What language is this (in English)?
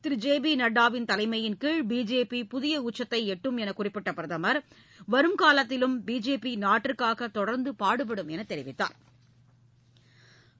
Tamil